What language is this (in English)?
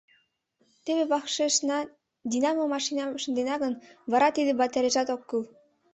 Mari